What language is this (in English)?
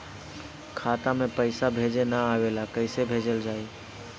Bhojpuri